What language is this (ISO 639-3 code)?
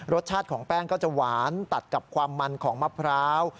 tha